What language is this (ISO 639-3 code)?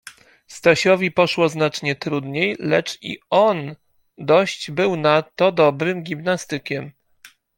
pol